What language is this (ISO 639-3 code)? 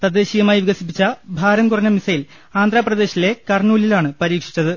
mal